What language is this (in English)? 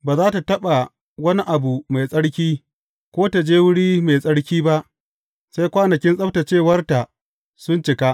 Hausa